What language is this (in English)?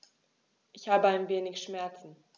German